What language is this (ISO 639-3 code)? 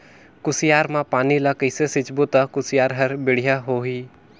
hne